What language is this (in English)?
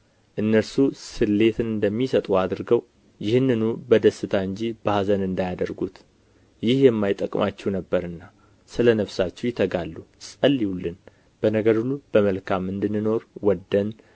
Amharic